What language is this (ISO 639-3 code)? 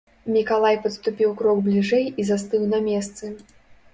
bel